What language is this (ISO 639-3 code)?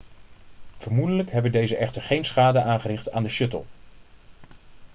nld